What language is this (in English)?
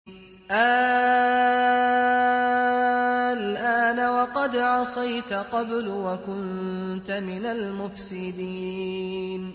Arabic